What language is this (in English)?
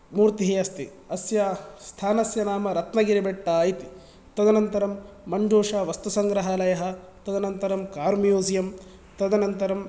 Sanskrit